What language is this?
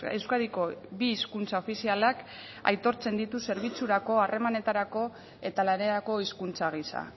Basque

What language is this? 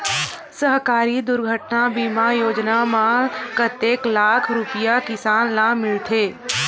Chhattisgarhi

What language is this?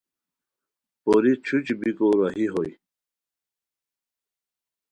Khowar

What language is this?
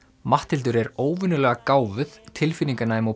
Icelandic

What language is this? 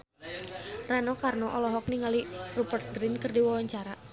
Sundanese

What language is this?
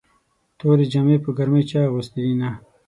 Pashto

